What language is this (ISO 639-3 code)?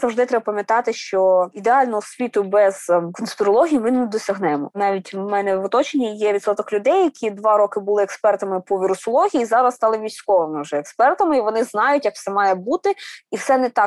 ukr